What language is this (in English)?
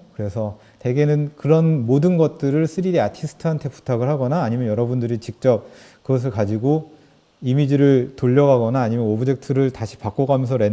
Korean